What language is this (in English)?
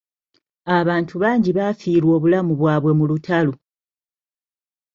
Ganda